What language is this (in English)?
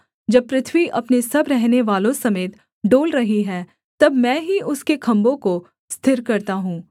Hindi